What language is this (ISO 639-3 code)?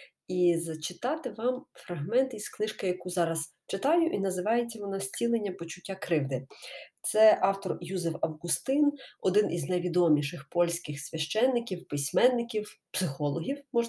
ukr